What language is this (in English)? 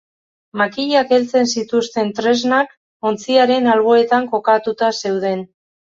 Basque